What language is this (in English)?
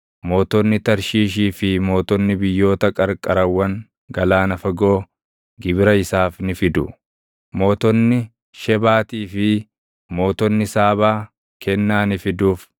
Oromo